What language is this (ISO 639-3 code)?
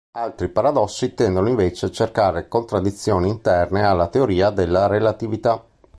ita